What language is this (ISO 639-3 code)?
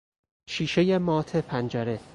fas